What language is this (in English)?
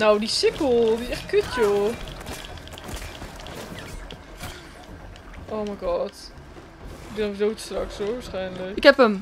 Dutch